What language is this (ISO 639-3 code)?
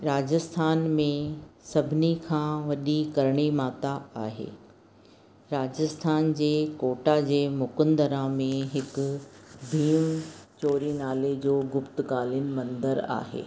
snd